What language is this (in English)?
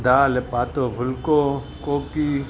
Sindhi